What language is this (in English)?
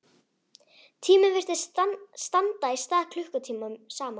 Icelandic